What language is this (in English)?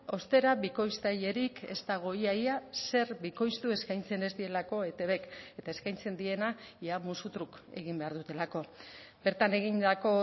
Basque